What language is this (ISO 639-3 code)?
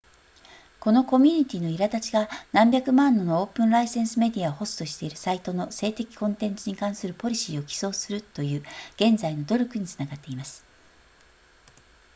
jpn